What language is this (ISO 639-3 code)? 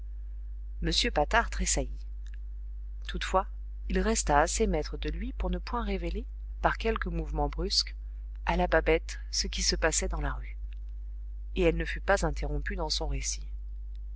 fra